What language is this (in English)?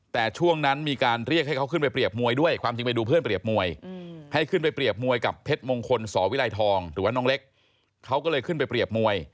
Thai